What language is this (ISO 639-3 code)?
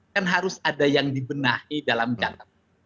ind